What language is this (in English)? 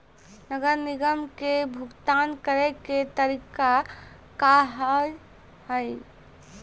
Maithili